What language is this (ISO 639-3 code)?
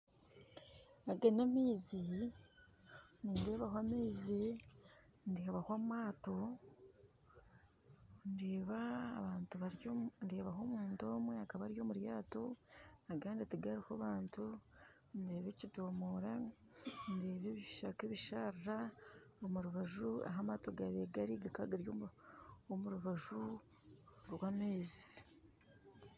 nyn